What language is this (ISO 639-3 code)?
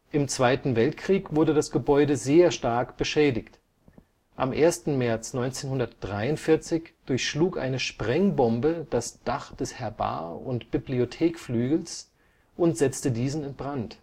deu